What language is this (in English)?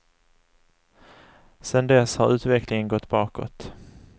Swedish